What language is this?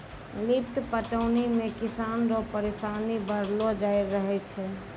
Maithili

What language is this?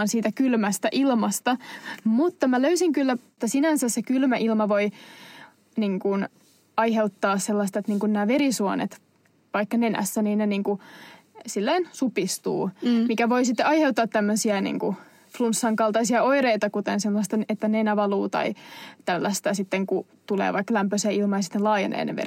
Finnish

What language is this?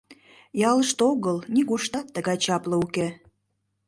Mari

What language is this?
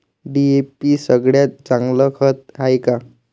Marathi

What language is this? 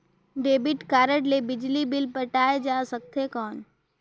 Chhattisgarhi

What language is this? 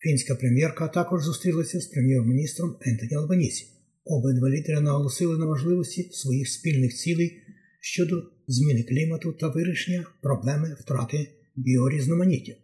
Ukrainian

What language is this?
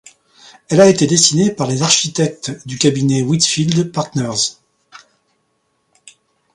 French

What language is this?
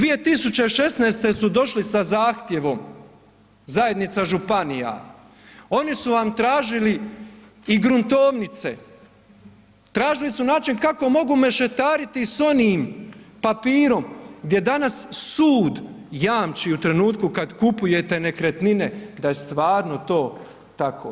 Croatian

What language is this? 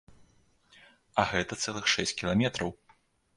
Belarusian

